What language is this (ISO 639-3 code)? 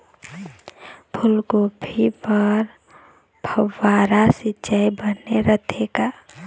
hne